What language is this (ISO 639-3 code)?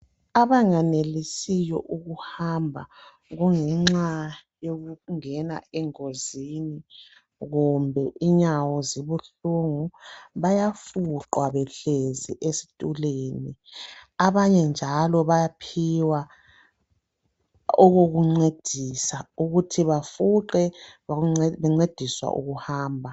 nde